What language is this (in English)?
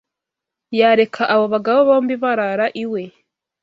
Kinyarwanda